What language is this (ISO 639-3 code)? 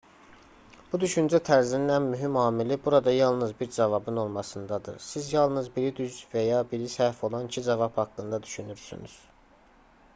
aze